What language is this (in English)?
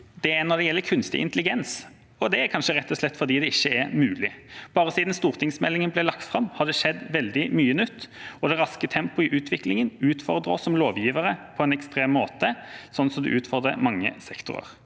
Norwegian